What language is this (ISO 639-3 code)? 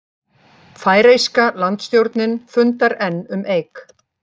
isl